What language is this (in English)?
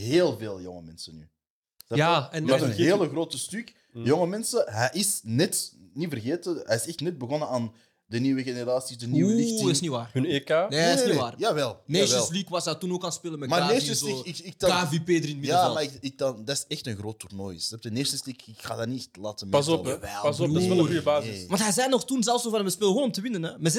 Dutch